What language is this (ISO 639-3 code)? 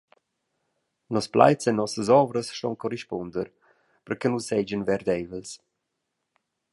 roh